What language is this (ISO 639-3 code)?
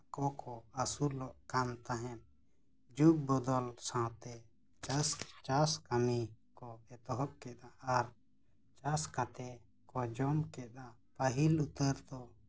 sat